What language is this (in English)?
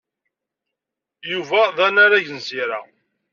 Kabyle